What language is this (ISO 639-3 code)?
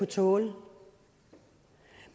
dan